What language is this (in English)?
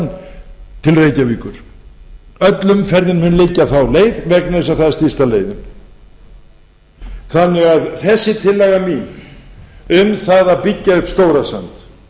Icelandic